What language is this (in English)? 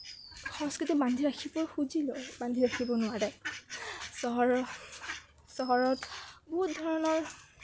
Assamese